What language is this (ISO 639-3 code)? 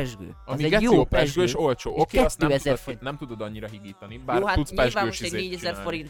hun